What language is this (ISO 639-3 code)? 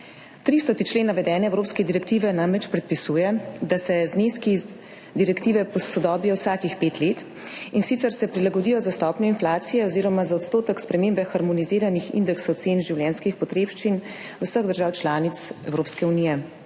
slv